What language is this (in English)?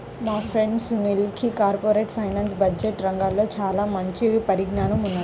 Telugu